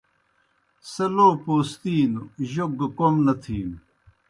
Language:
Kohistani Shina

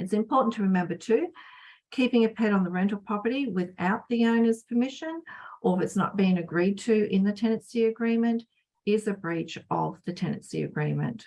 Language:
English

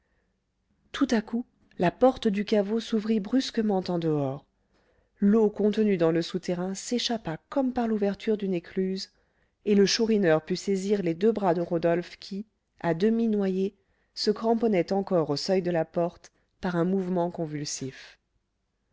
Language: French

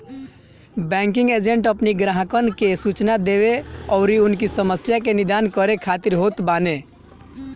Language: Bhojpuri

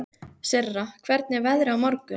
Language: Icelandic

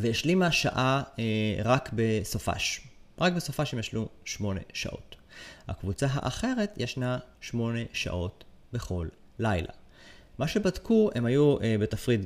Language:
Hebrew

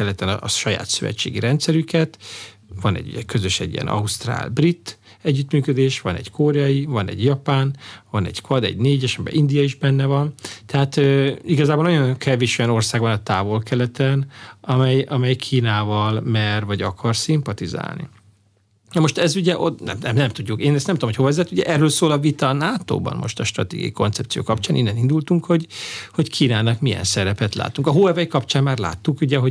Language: Hungarian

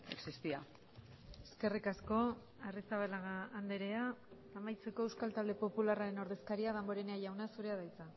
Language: Basque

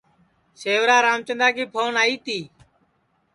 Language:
Sansi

